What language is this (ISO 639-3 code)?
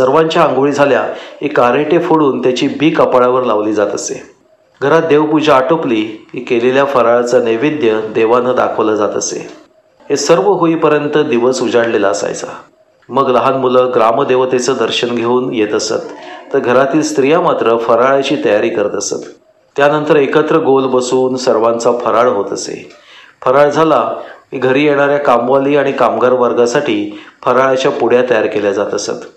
mar